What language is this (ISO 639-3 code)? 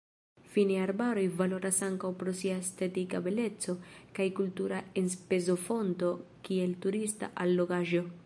epo